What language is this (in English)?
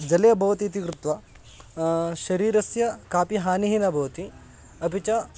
Sanskrit